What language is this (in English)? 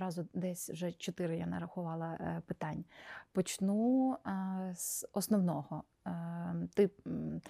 Ukrainian